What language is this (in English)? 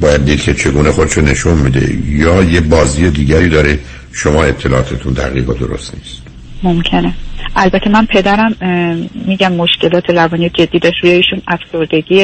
Persian